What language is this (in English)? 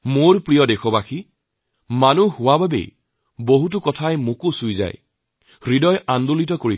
Assamese